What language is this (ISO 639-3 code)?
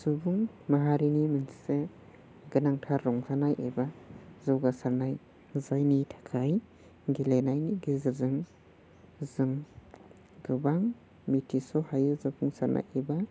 brx